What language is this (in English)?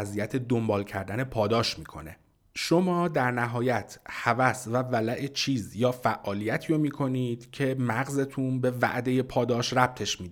Persian